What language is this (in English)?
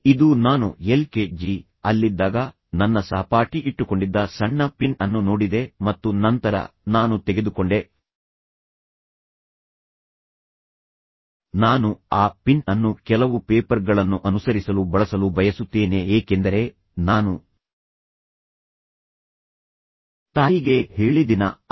Kannada